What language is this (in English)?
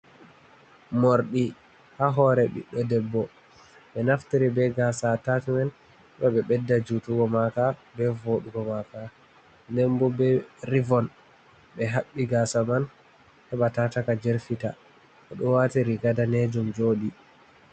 Fula